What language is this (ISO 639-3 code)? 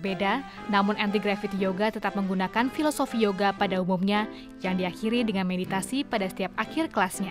ind